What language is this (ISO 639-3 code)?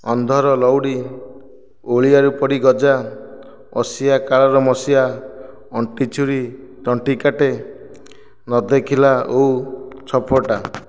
ori